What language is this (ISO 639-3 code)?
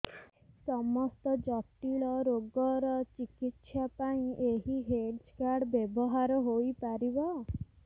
ori